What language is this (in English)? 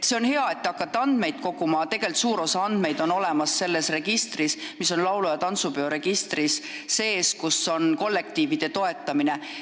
Estonian